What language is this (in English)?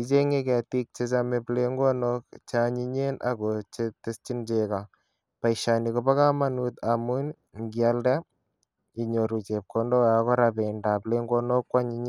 Kalenjin